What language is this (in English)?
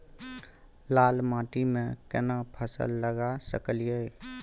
Maithili